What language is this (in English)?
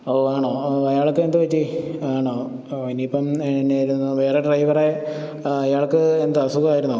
Malayalam